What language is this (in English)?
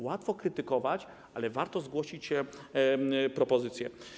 Polish